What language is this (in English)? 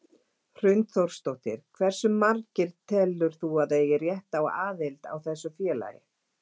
Icelandic